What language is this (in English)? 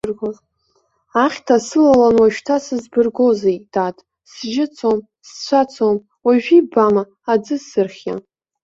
Abkhazian